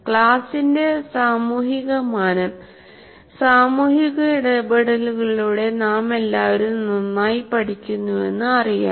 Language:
Malayalam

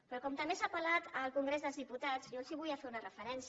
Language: Catalan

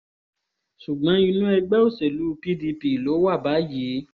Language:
Yoruba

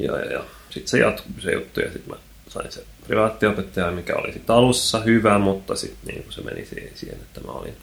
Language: Finnish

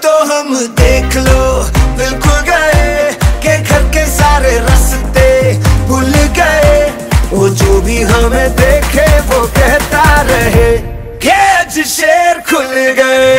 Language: Hindi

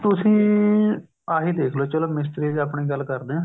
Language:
Punjabi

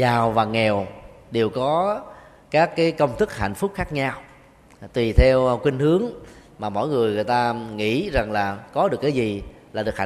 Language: Vietnamese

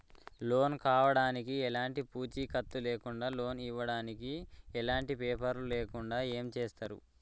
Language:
Telugu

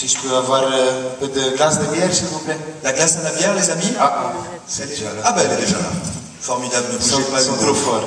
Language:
French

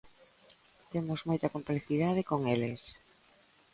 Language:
Galician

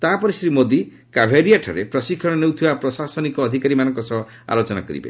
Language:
Odia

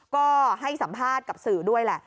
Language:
Thai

